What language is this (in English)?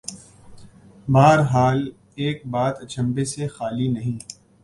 Urdu